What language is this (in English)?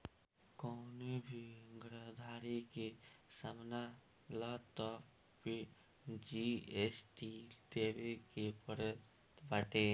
Bhojpuri